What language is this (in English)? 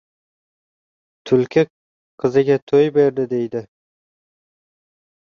Uzbek